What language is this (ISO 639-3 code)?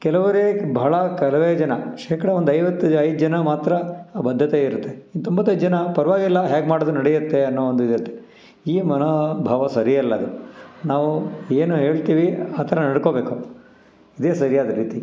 kan